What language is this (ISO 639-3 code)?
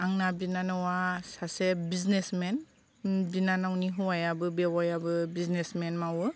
brx